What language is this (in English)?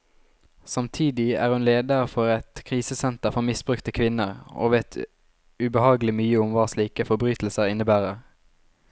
Norwegian